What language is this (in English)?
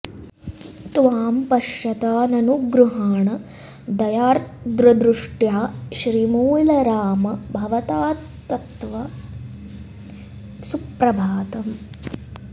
Sanskrit